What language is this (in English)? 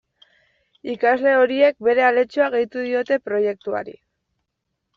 Basque